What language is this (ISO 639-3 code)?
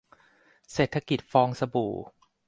tha